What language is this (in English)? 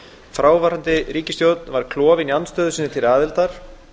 Icelandic